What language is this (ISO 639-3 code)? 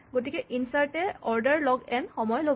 asm